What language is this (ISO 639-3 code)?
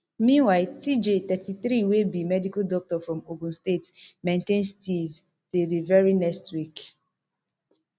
pcm